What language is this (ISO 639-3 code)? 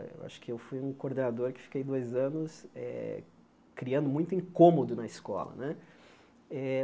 por